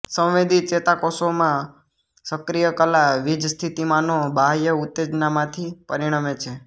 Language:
Gujarati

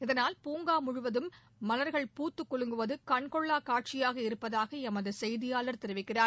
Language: Tamil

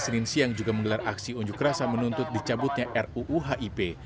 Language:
Indonesian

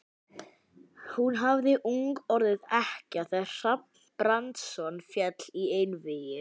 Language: Icelandic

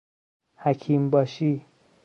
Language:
Persian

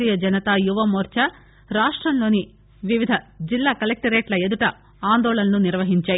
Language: Telugu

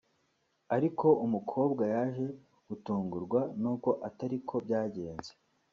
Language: Kinyarwanda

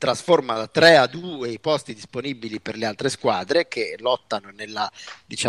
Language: Italian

